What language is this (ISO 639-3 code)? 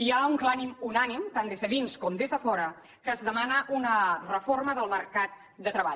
cat